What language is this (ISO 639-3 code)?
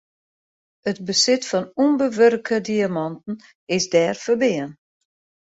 fry